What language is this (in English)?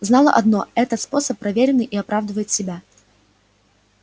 Russian